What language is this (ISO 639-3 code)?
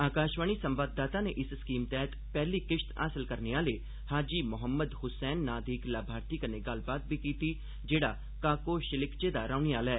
doi